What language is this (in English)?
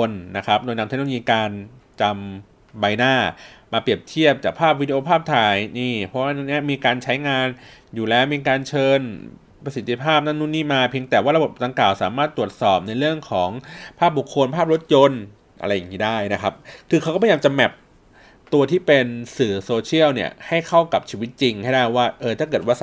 Thai